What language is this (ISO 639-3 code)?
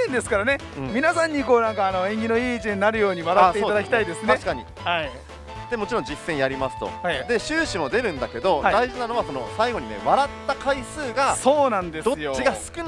jpn